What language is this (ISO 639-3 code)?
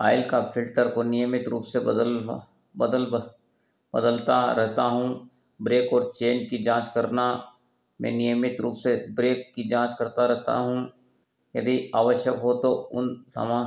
hin